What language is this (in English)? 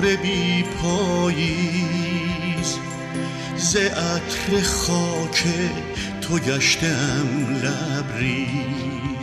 Persian